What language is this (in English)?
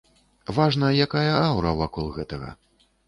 Belarusian